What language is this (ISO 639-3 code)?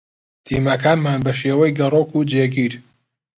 ckb